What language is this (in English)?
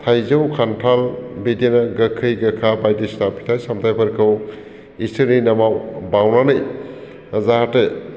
Bodo